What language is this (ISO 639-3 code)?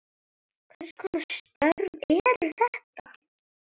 isl